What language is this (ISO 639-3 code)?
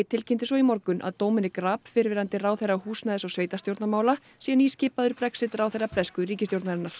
isl